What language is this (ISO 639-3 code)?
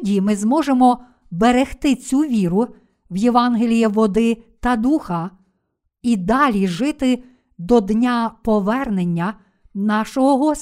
ukr